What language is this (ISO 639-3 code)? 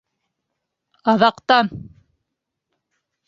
bak